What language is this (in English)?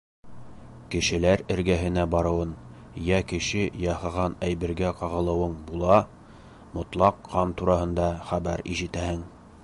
Bashkir